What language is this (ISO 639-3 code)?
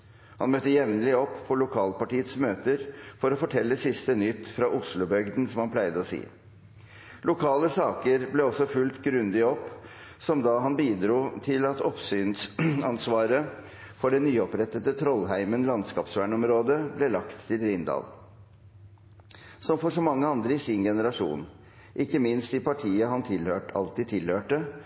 nob